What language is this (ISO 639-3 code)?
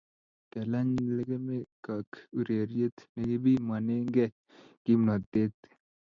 kln